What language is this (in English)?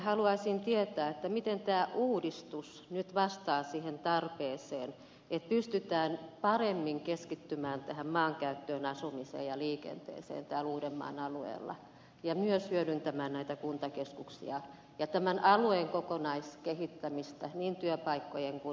Finnish